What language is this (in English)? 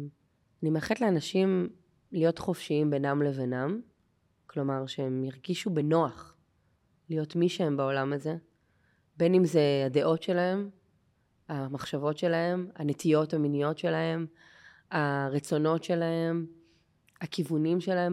Hebrew